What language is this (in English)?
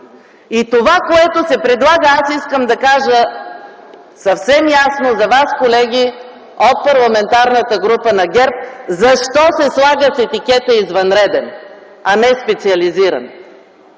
Bulgarian